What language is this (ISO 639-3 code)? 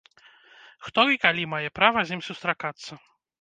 bel